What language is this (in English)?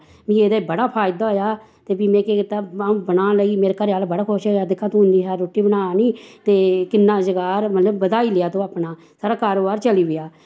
Dogri